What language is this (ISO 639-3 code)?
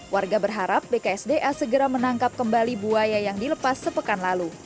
ind